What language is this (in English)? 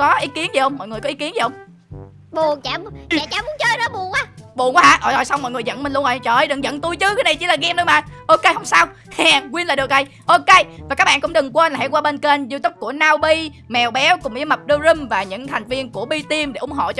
Vietnamese